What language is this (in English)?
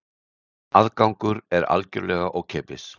Icelandic